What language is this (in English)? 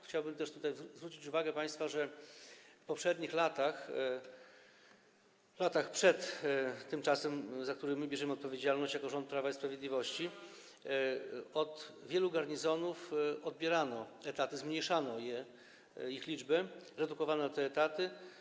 Polish